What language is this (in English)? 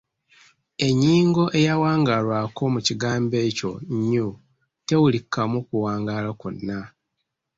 Ganda